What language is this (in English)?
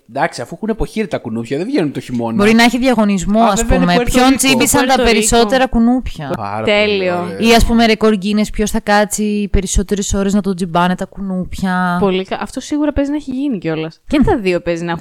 Greek